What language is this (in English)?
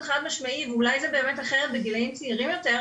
Hebrew